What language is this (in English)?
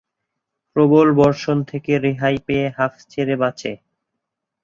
Bangla